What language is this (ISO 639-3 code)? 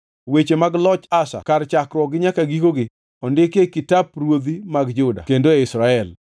luo